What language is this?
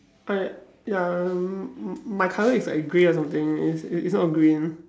English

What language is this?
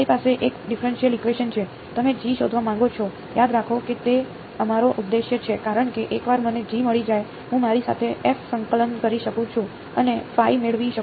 Gujarati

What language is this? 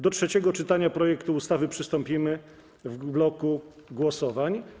Polish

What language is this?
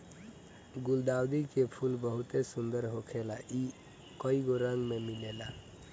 Bhojpuri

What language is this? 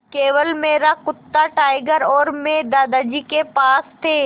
Hindi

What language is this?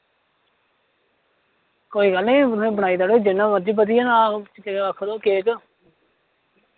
Dogri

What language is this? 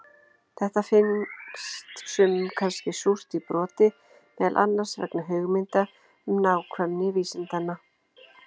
Icelandic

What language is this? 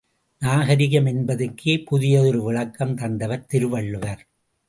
Tamil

